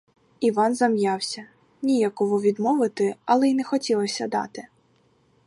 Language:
Ukrainian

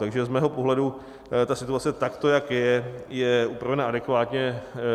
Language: Czech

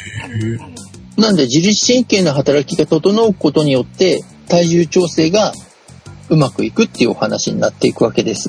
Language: Japanese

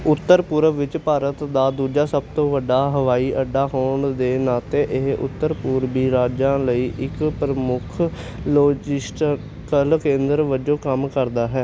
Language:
Punjabi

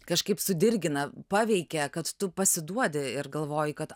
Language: Lithuanian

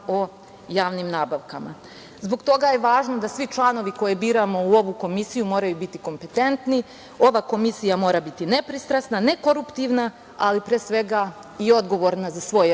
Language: Serbian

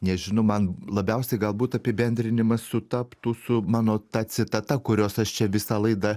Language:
Lithuanian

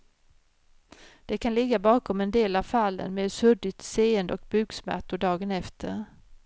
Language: Swedish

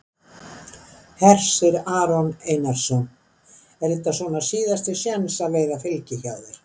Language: Icelandic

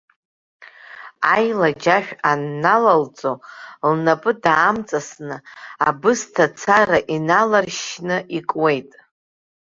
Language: Abkhazian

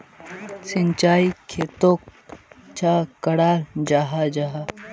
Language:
Magahi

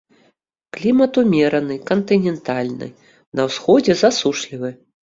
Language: Belarusian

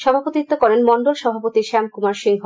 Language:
Bangla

